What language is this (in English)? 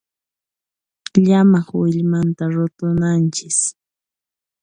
Puno Quechua